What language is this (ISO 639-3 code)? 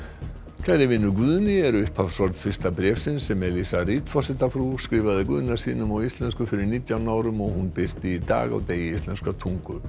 isl